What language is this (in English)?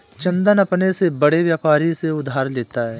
Hindi